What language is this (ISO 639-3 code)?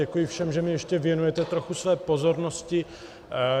ces